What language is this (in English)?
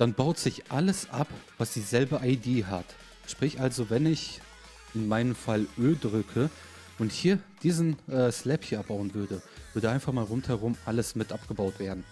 German